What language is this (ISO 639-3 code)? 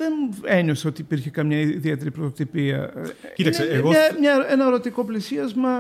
ell